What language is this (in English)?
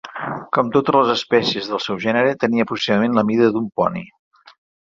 Catalan